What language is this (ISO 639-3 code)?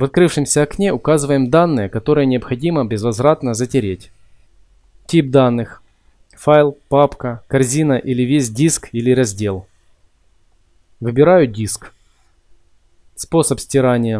rus